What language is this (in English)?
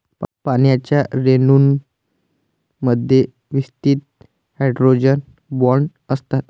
Marathi